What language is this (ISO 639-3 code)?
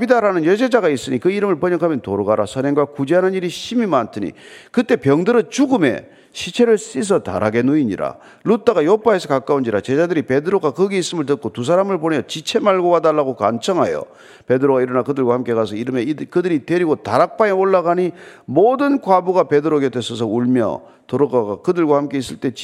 kor